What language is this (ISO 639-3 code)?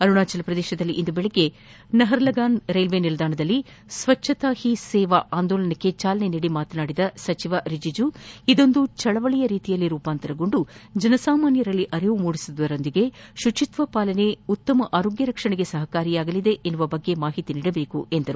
kan